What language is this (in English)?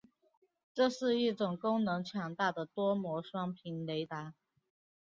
Chinese